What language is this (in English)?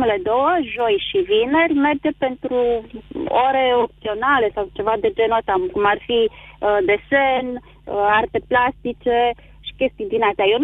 Romanian